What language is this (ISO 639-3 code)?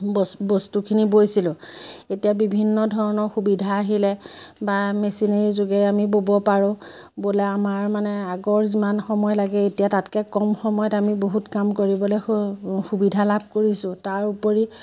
asm